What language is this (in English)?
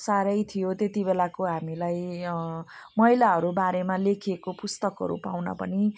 Nepali